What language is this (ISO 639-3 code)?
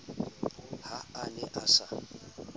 sot